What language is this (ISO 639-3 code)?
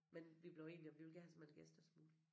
dan